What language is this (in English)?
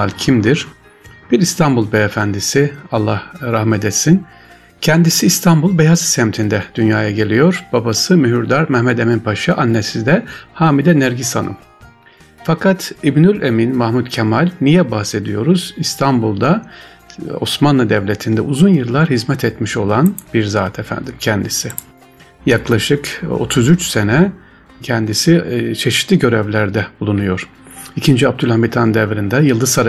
Turkish